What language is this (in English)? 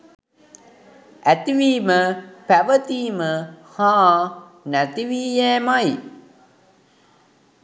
Sinhala